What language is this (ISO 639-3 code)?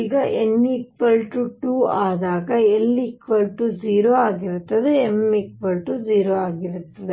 kan